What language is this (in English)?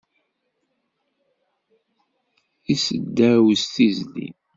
Kabyle